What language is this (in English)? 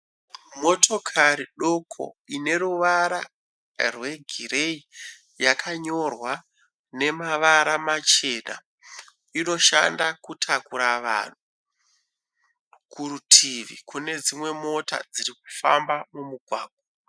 Shona